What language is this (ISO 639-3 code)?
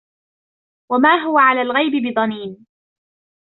ara